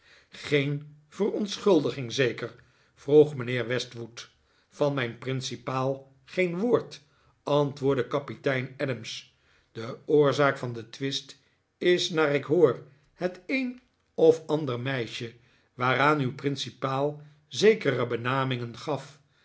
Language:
Dutch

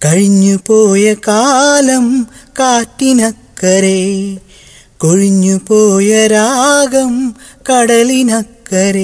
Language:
Malayalam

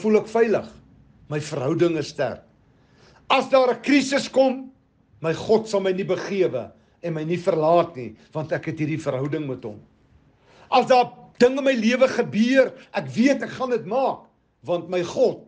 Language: Dutch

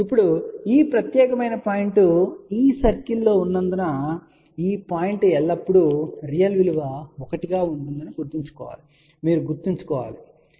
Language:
Telugu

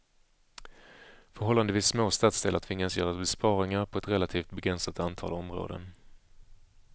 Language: Swedish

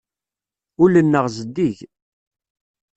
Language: Kabyle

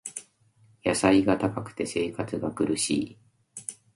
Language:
Japanese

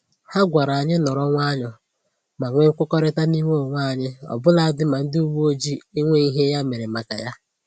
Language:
Igbo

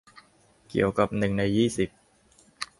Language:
Thai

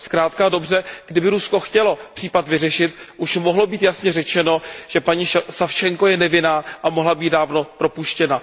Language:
Czech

